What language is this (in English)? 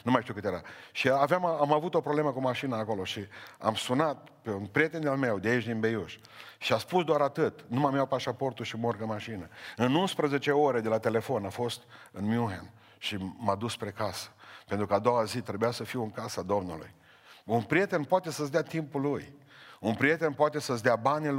Romanian